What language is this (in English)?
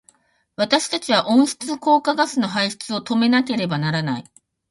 Japanese